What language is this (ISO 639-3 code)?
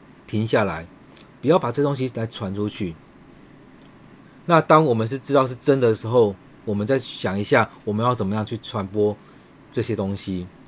zho